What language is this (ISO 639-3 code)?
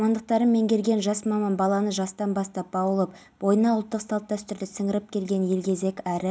kaz